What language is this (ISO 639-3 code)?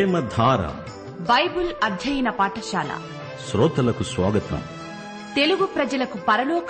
tel